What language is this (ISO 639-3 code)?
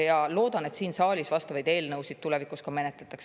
est